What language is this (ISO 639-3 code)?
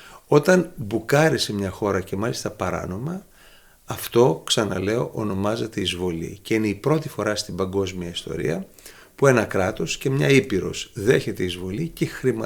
ell